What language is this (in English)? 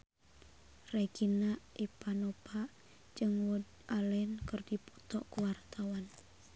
Sundanese